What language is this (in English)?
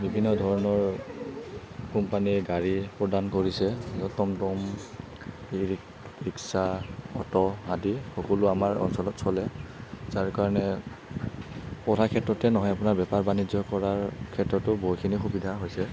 Assamese